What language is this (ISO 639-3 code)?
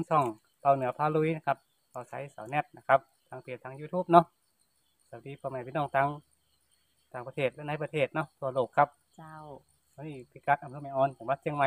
tha